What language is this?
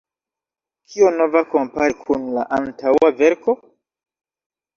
Esperanto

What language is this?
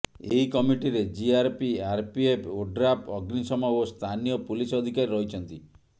Odia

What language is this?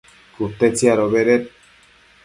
Matsés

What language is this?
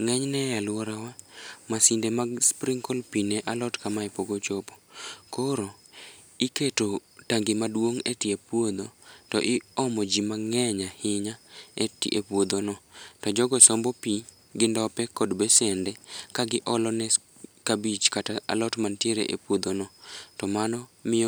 Luo (Kenya and Tanzania)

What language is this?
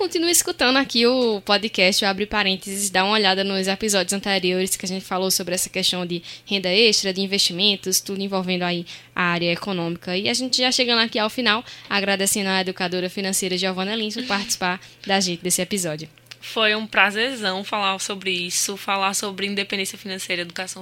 Portuguese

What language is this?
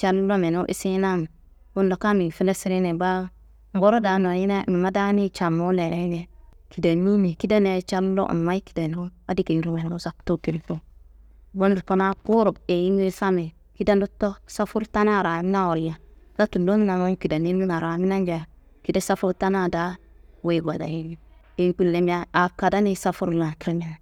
Kanembu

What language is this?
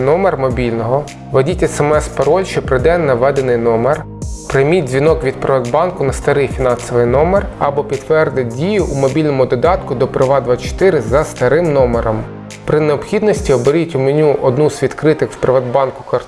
Ukrainian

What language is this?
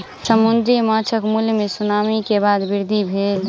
Maithili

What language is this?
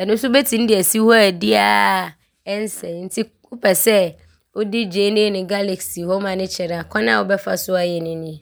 Abron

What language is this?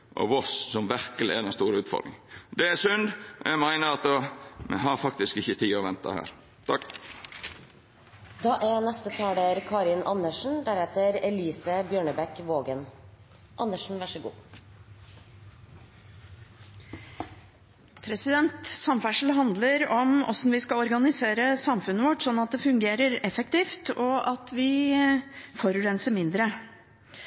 Norwegian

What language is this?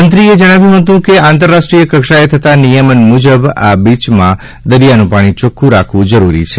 Gujarati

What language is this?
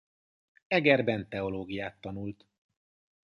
Hungarian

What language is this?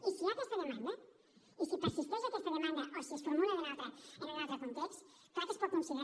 Catalan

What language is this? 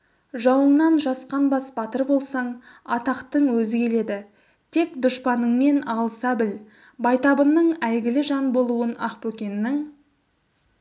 Kazakh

